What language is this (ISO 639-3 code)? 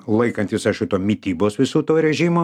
lit